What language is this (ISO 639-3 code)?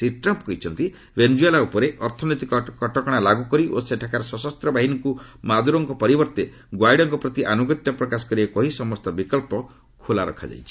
ori